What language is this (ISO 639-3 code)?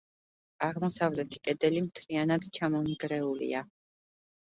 kat